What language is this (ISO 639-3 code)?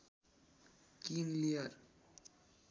nep